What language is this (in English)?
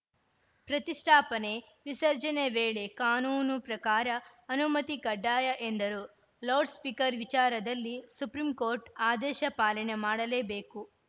Kannada